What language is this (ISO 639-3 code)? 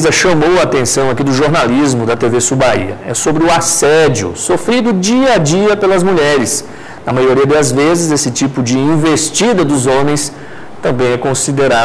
por